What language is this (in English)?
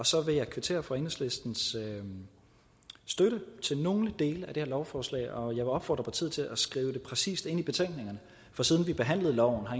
Danish